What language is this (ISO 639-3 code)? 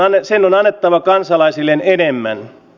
fin